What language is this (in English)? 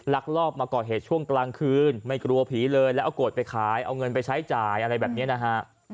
Thai